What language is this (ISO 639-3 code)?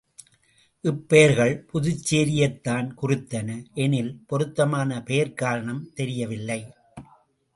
tam